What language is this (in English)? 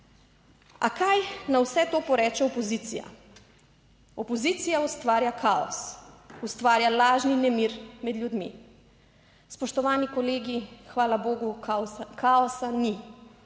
Slovenian